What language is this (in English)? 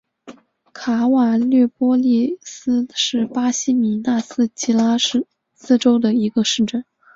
Chinese